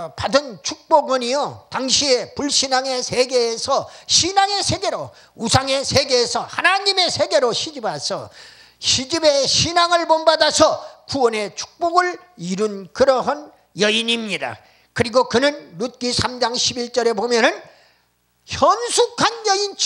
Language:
Korean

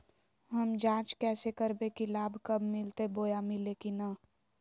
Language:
Magahi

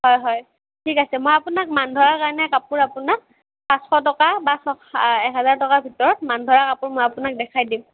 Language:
Assamese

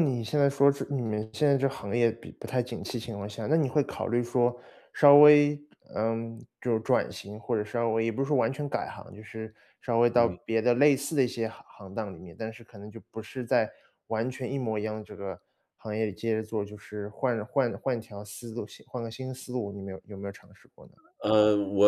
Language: Chinese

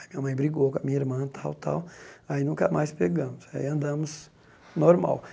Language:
Portuguese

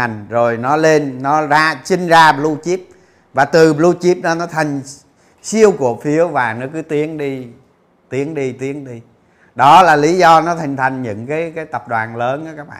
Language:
Vietnamese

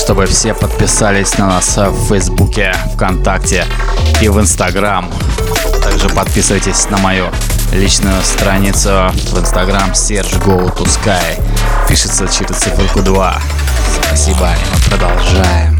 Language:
Russian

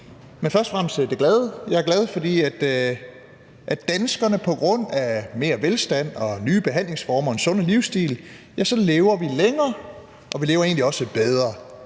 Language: Danish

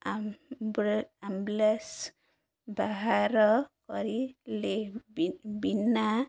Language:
Odia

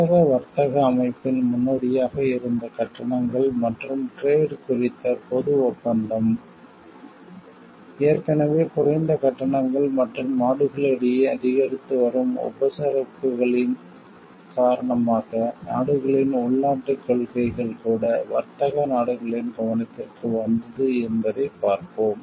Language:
Tamil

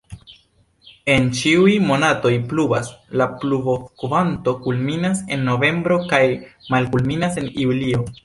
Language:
Esperanto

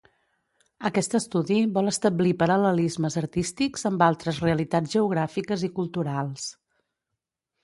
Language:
Catalan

